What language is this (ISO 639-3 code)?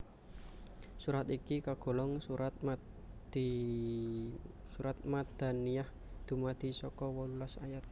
jav